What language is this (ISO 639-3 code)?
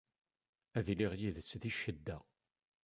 kab